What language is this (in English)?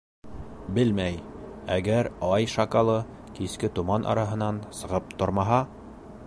Bashkir